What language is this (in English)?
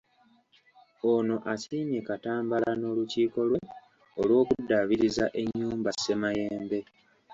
Ganda